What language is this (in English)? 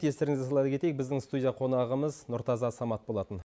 Kazakh